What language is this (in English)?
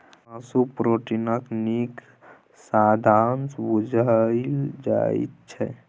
Maithili